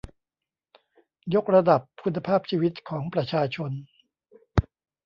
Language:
Thai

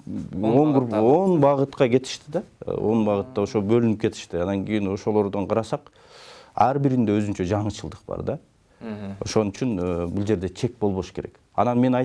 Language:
Turkish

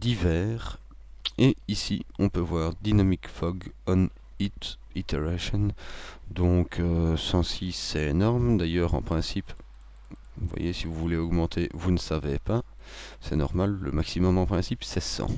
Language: French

